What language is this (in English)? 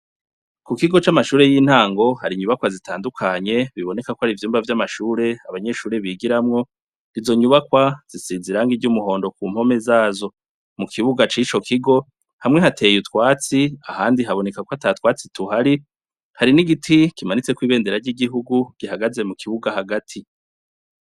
Rundi